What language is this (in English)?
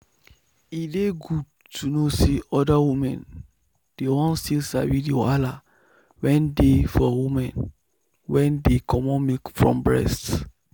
Nigerian Pidgin